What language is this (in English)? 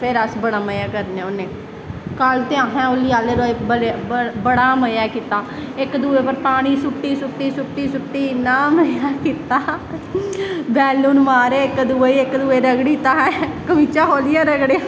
Dogri